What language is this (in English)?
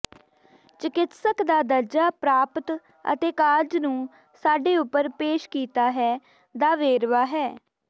Punjabi